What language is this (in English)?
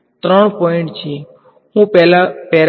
Gujarati